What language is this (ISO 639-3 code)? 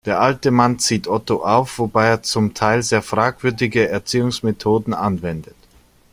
deu